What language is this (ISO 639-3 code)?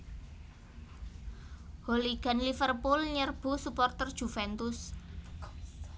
jav